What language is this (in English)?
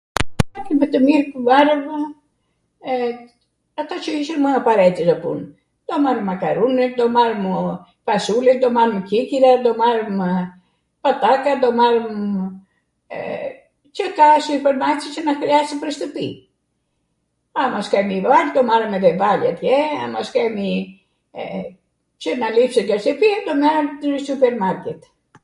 Arvanitika Albanian